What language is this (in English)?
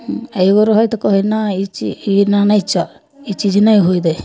Maithili